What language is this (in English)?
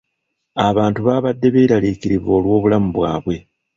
Ganda